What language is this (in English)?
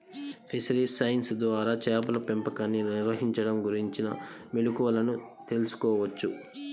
Telugu